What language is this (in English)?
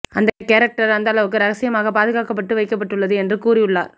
Tamil